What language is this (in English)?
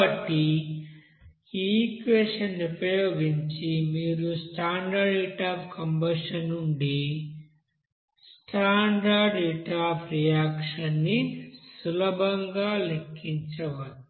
Telugu